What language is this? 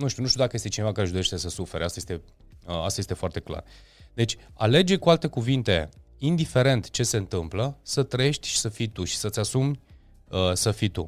Romanian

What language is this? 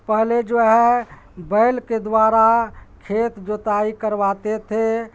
Urdu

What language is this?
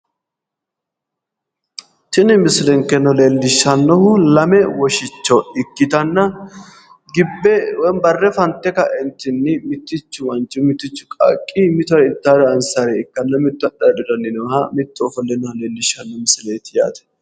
Sidamo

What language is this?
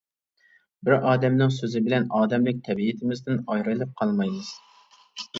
Uyghur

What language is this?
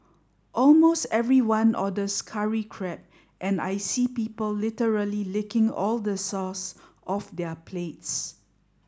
English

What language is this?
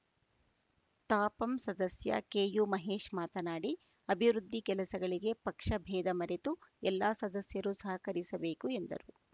Kannada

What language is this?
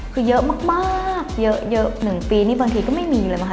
Thai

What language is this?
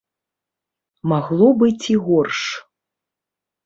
Belarusian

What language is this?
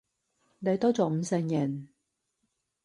Cantonese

